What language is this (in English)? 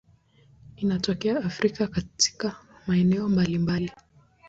Swahili